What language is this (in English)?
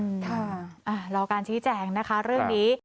Thai